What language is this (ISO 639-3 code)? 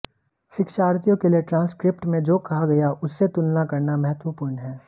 hin